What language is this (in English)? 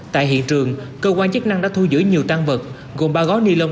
Vietnamese